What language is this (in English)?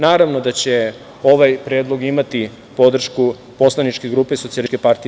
Serbian